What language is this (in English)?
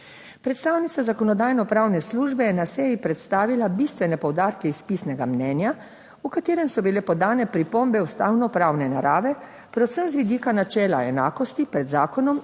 Slovenian